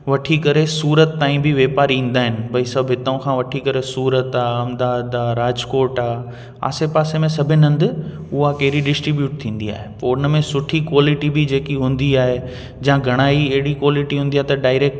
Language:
Sindhi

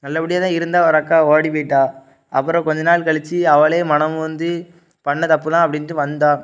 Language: Tamil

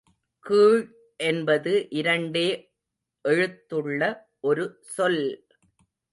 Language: Tamil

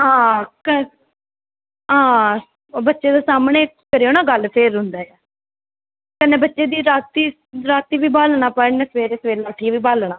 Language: Dogri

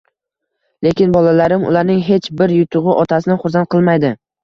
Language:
Uzbek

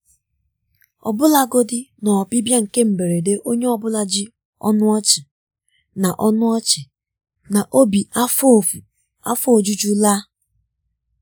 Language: Igbo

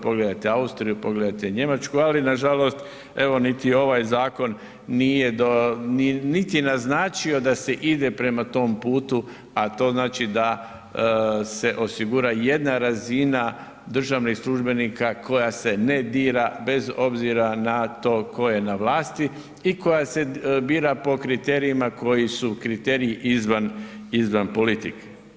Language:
Croatian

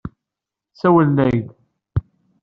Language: Kabyle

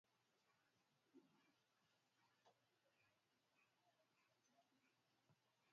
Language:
Swahili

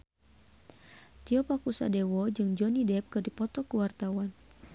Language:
Sundanese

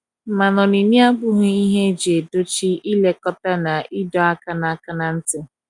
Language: Igbo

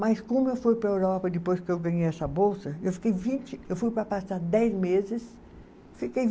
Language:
Portuguese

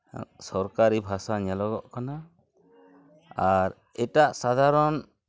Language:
Santali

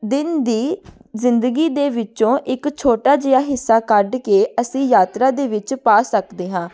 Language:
Punjabi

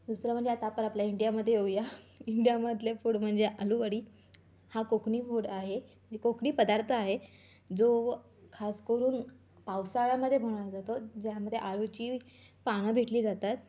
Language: Marathi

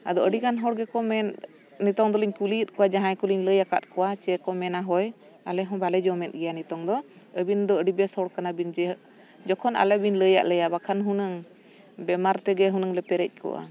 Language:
Santali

